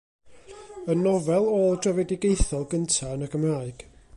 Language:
Welsh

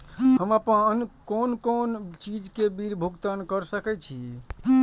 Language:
Maithili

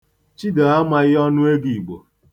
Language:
Igbo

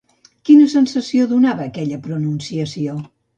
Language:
Catalan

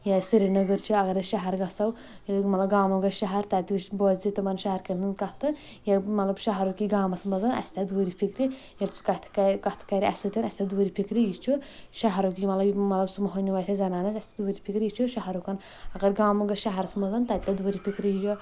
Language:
Kashmiri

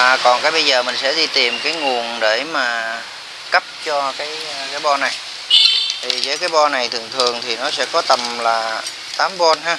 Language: Vietnamese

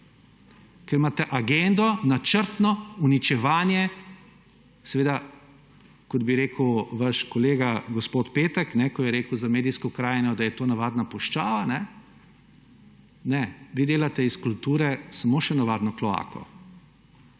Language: Slovenian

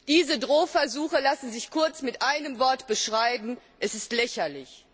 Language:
German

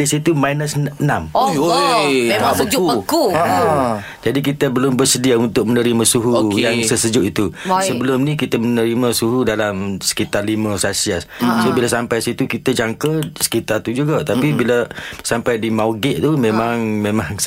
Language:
Malay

